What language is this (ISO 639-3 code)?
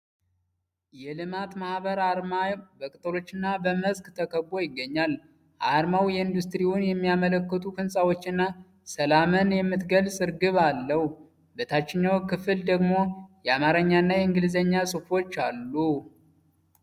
amh